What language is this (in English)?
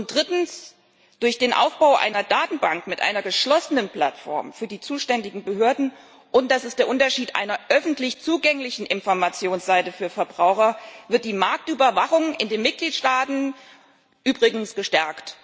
German